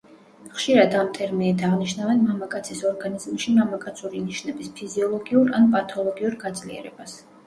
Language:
Georgian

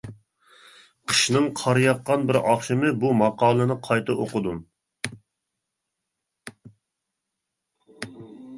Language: Uyghur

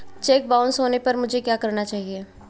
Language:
Hindi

